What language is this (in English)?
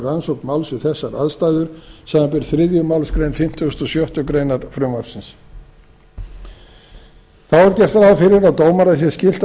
Icelandic